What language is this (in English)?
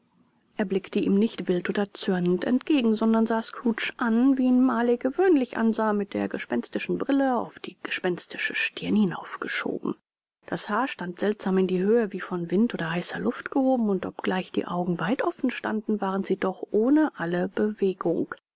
German